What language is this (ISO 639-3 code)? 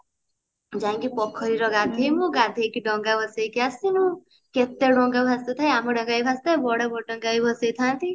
ori